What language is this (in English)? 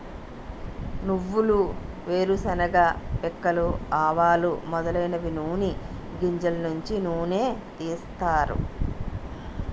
Telugu